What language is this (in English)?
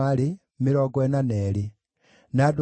Kikuyu